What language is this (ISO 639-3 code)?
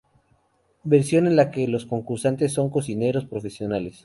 spa